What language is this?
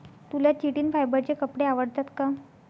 Marathi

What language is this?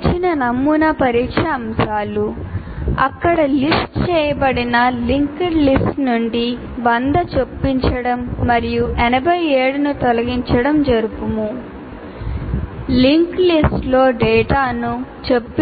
Telugu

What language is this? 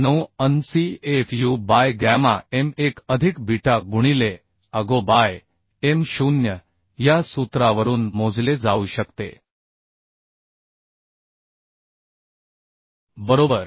Marathi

